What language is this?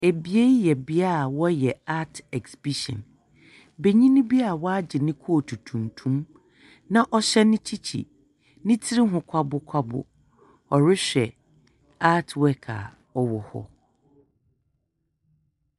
Akan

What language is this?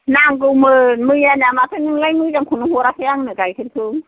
Bodo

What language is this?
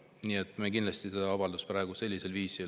Estonian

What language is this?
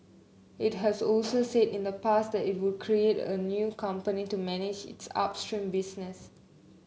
English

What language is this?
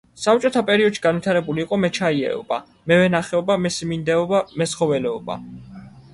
Georgian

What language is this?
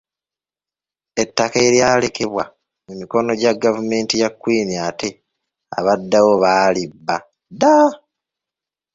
Ganda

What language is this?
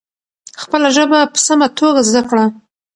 Pashto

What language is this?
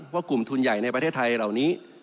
Thai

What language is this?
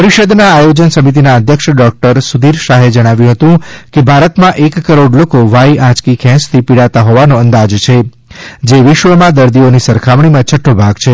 Gujarati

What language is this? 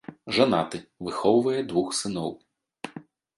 Belarusian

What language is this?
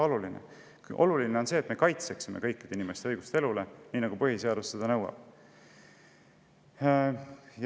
Estonian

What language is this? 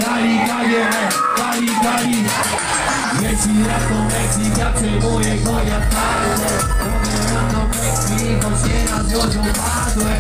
Polish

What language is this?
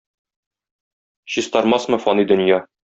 Tatar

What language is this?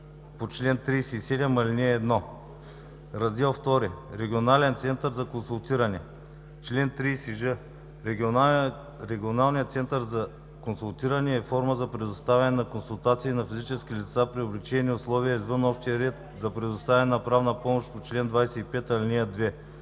Bulgarian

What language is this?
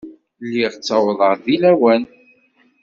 Kabyle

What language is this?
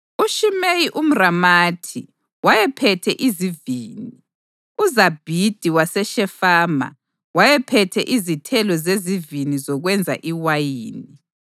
North Ndebele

